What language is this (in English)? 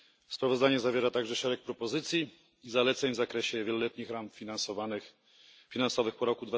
Polish